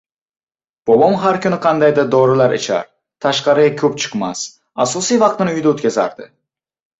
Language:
Uzbek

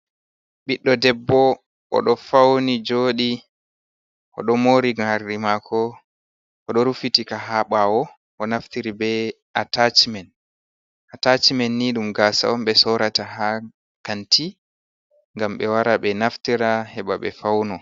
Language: Fula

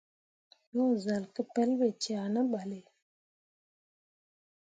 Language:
Mundang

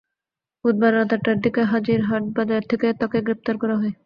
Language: Bangla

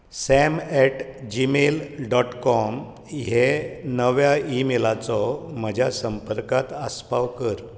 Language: Konkani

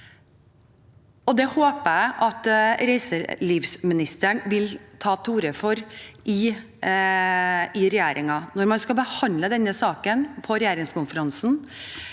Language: Norwegian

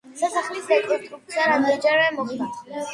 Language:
Georgian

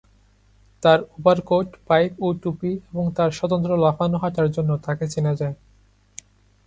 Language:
Bangla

